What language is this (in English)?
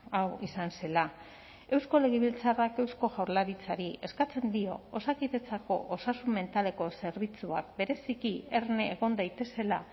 Basque